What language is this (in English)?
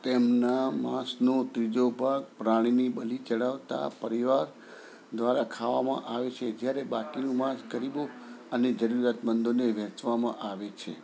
Gujarati